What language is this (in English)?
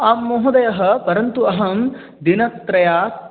Sanskrit